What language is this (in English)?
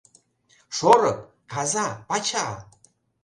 Mari